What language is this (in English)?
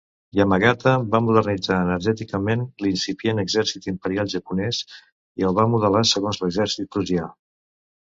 Catalan